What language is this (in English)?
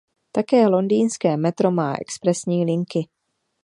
Czech